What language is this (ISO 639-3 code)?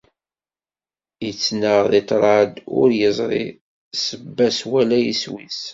kab